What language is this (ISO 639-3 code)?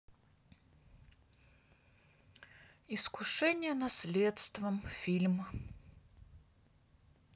rus